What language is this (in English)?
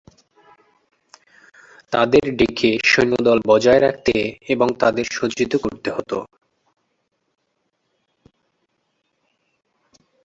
Bangla